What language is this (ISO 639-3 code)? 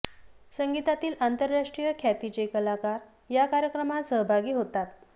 mar